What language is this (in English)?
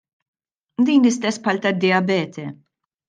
Maltese